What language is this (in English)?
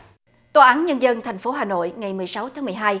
Vietnamese